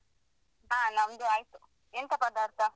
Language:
Kannada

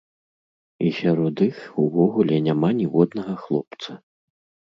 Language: Belarusian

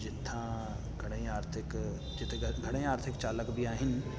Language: Sindhi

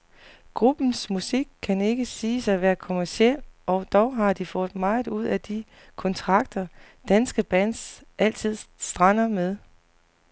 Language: Danish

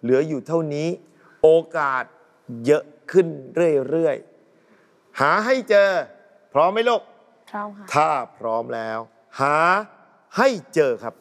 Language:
Thai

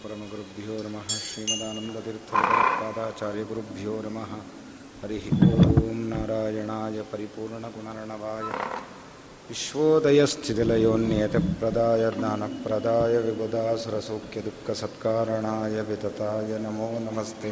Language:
Kannada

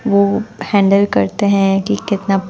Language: Hindi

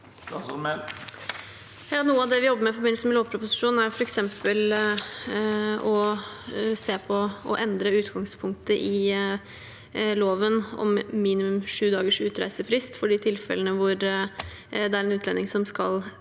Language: Norwegian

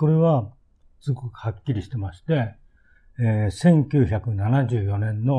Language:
Japanese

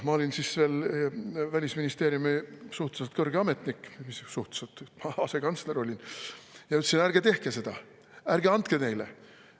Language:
Estonian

